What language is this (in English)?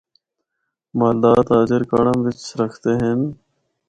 Northern Hindko